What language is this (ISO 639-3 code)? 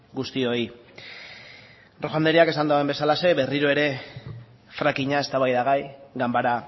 eus